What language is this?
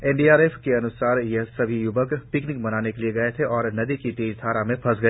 Hindi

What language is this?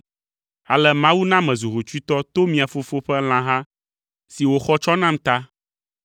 Ewe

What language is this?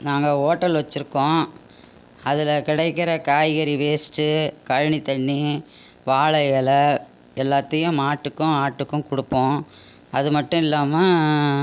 Tamil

